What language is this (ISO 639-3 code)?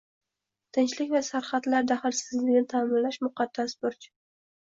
uzb